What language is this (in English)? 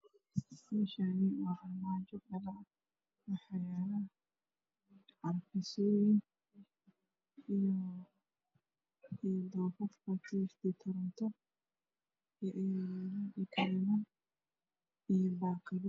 Somali